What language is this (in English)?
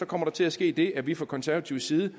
Danish